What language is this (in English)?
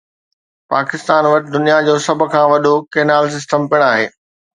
Sindhi